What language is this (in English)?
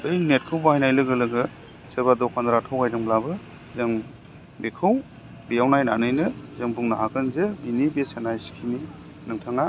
Bodo